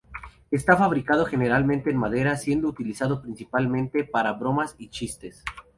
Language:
Spanish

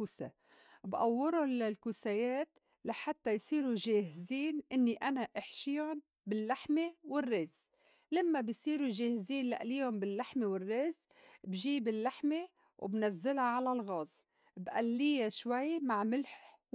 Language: North Levantine Arabic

